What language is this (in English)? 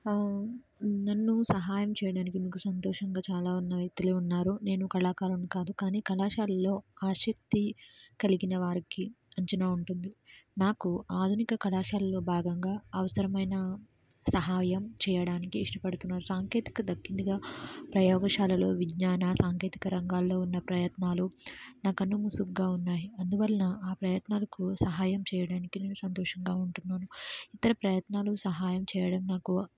Telugu